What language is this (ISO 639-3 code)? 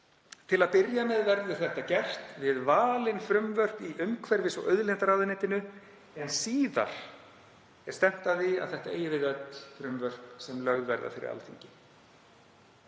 isl